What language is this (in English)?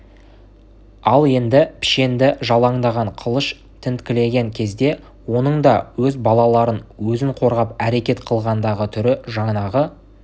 Kazakh